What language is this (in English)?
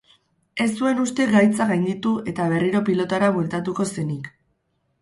Basque